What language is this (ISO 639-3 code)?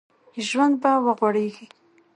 pus